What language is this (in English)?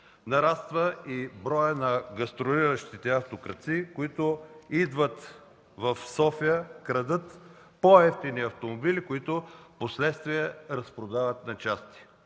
Bulgarian